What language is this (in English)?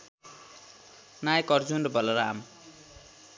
Nepali